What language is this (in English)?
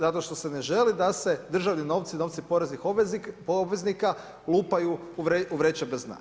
Croatian